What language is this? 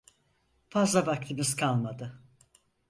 Turkish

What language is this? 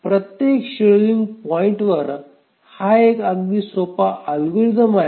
Marathi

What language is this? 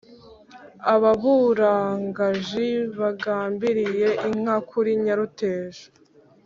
Kinyarwanda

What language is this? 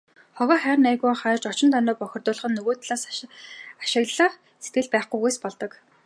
Mongolian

